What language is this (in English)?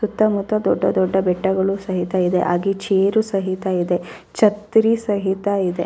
Kannada